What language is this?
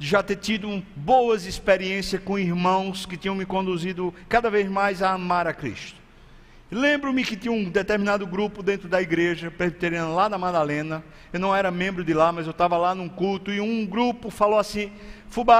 Portuguese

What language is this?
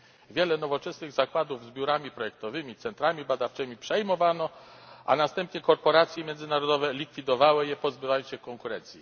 Polish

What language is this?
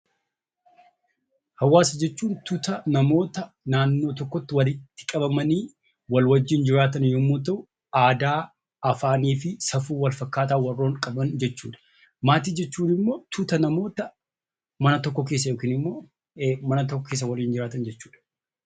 Oromo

